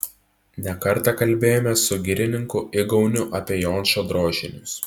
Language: Lithuanian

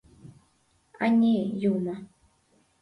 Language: Mari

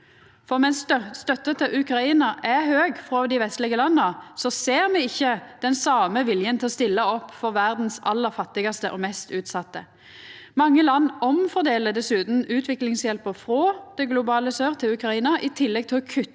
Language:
Norwegian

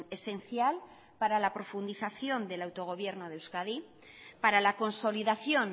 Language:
Spanish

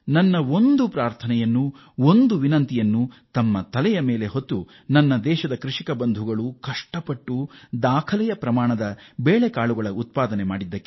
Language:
Kannada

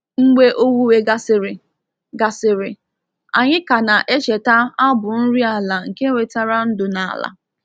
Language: Igbo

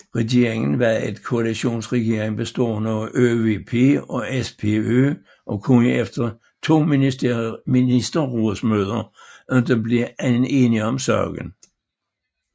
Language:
Danish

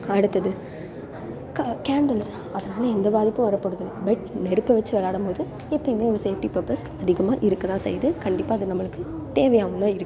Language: Tamil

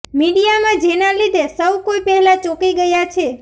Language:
Gujarati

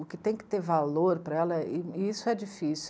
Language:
Portuguese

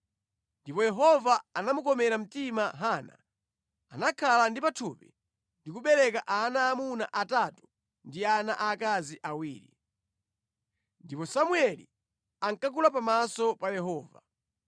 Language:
Nyanja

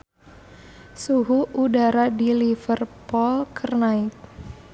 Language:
Sundanese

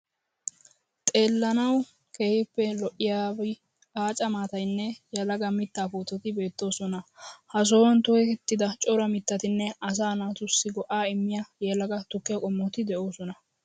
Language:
Wolaytta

